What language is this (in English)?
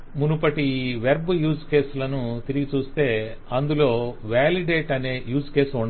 Telugu